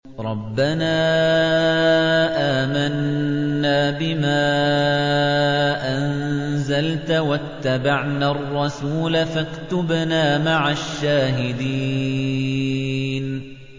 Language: Arabic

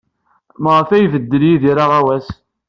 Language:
Kabyle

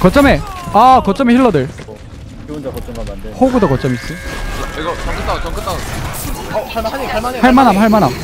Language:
Korean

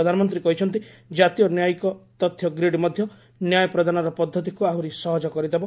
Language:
Odia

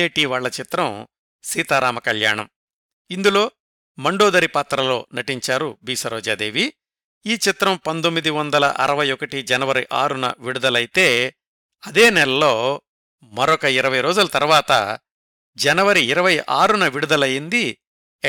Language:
Telugu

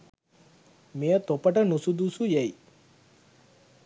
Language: Sinhala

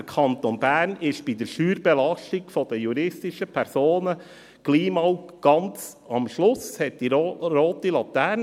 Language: Swiss German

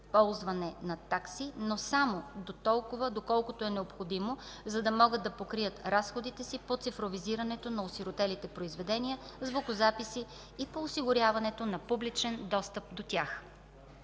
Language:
Bulgarian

